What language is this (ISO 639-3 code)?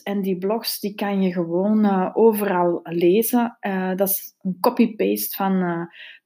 nld